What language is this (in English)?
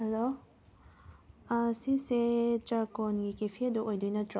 Manipuri